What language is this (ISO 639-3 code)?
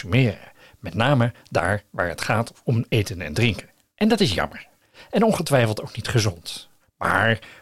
nld